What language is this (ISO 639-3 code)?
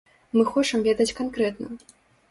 bel